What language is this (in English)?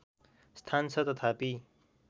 Nepali